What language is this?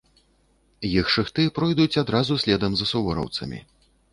Belarusian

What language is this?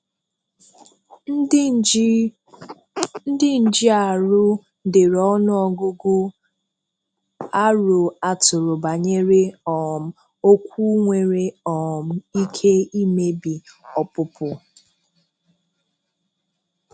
Igbo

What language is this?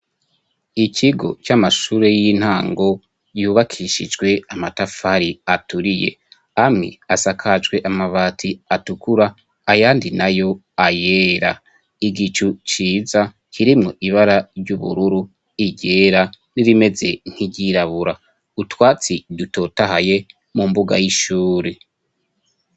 Rundi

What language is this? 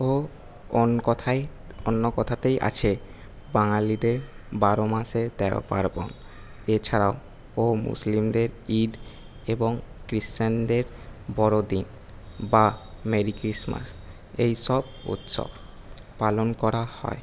Bangla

